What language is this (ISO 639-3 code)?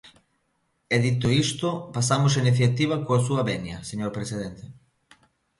glg